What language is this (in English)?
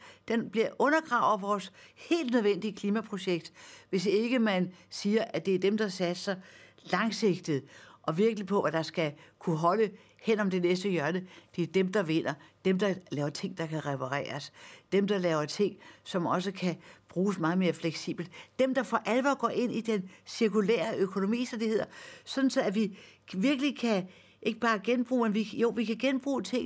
Danish